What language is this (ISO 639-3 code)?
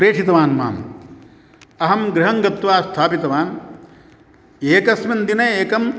san